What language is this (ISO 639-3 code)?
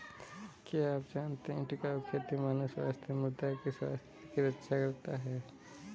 hin